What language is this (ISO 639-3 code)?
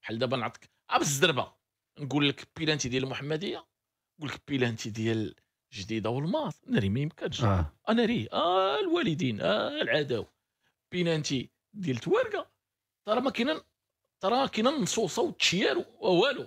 ara